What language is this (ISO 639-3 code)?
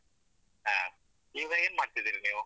kan